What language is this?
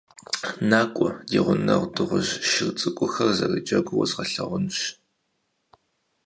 Kabardian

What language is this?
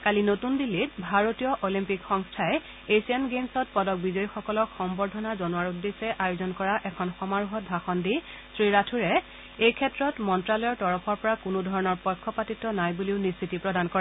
Assamese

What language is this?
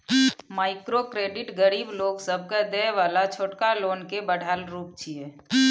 Maithili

